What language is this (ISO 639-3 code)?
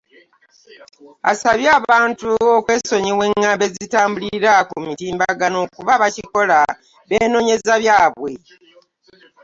lug